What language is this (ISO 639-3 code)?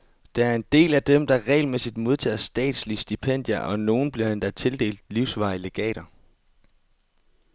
dan